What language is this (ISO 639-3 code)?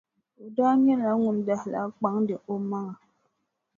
dag